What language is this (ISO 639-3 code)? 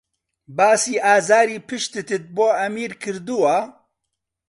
ckb